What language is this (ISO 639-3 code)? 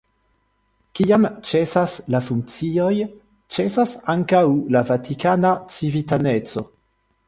epo